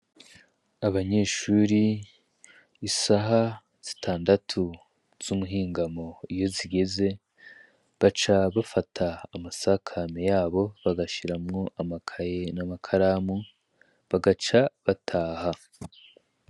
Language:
Rundi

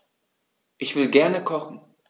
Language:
German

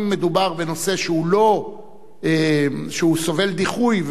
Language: Hebrew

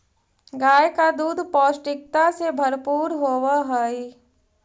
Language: Magahi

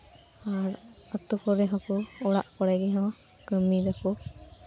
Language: Santali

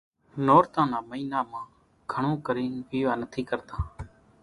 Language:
Kachi Koli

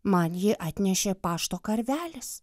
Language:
Lithuanian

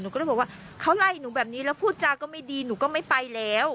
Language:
Thai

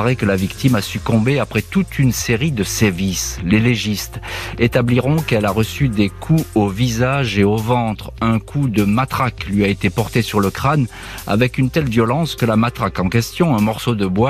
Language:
French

